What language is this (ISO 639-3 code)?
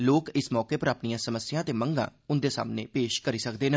doi